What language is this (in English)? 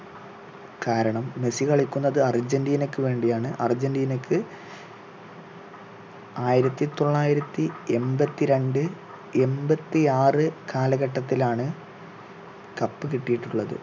Malayalam